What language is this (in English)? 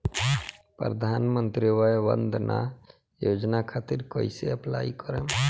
Bhojpuri